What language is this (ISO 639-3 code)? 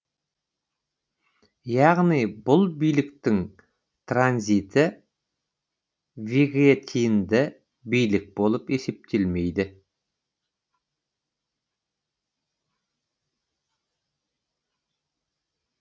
kaz